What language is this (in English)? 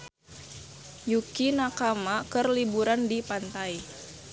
Sundanese